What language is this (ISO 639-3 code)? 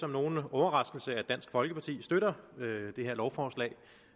dan